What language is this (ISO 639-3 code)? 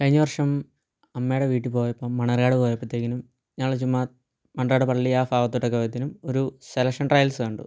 mal